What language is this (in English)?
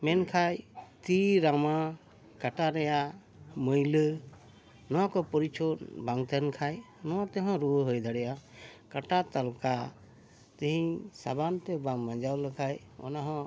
Santali